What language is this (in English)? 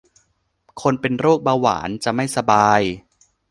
Thai